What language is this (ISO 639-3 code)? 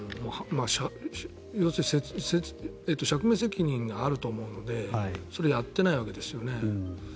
jpn